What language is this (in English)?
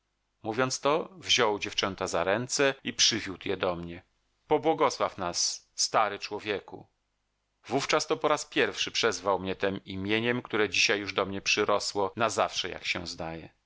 Polish